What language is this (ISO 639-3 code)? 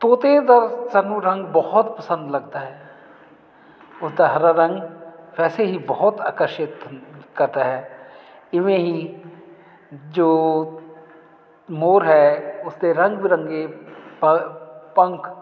pan